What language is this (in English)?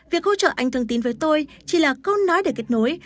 Vietnamese